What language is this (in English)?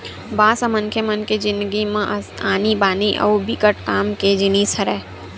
Chhattisgarhi